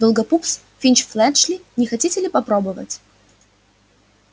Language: Russian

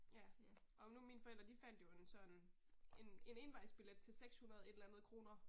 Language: Danish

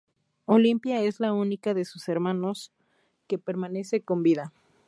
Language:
Spanish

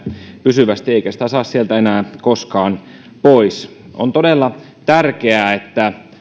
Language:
Finnish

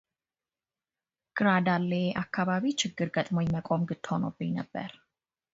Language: Amharic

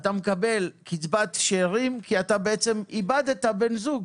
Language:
Hebrew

